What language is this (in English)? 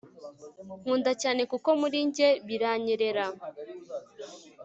Kinyarwanda